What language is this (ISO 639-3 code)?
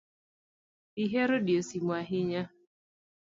luo